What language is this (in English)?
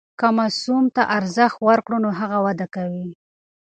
Pashto